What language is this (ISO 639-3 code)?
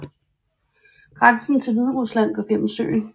dan